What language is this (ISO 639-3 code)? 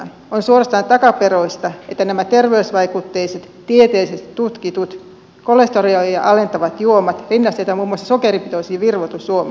fin